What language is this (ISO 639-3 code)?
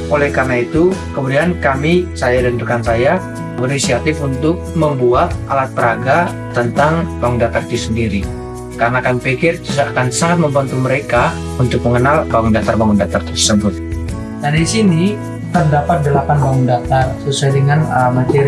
ind